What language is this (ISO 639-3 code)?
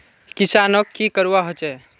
mag